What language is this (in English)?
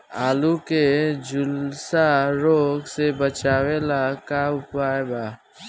Bhojpuri